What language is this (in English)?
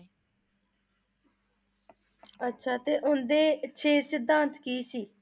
Punjabi